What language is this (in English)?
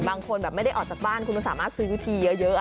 Thai